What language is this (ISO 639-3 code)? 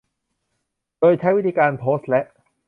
tha